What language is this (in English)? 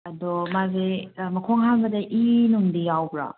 Manipuri